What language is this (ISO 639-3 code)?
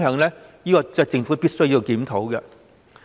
yue